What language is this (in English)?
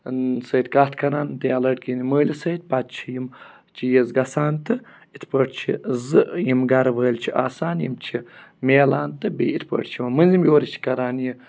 Kashmiri